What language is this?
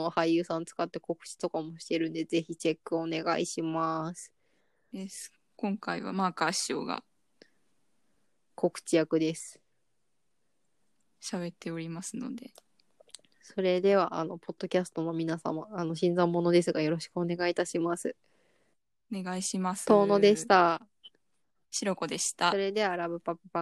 Japanese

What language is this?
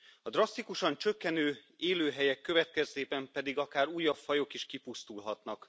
Hungarian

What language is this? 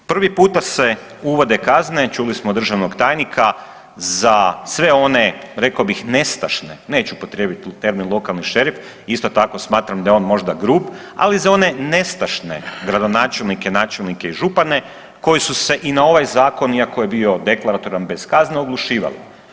Croatian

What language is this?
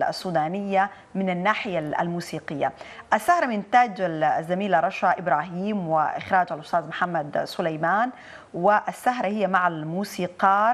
Arabic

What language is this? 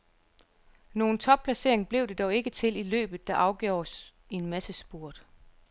Danish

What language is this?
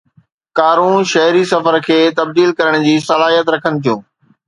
Sindhi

